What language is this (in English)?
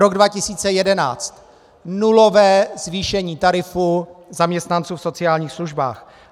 Czech